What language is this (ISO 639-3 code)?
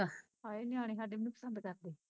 pan